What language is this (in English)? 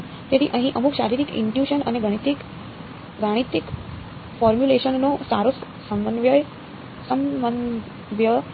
Gujarati